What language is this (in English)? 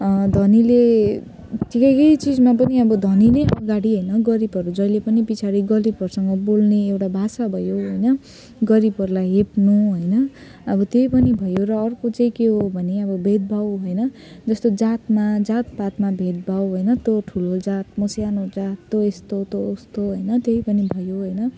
Nepali